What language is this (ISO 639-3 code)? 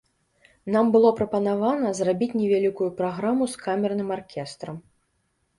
bel